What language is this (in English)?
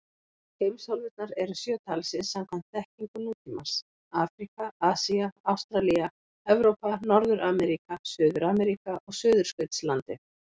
Icelandic